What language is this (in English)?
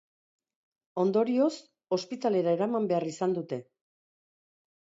Basque